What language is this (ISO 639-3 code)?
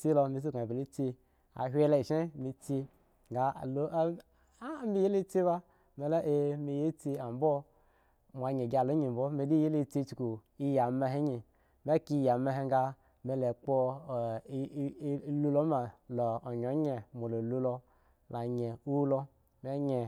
ego